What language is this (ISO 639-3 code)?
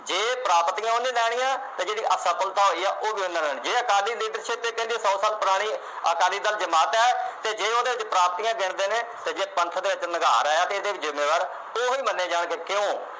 pan